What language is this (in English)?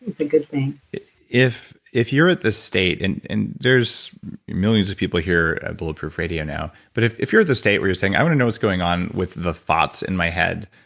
English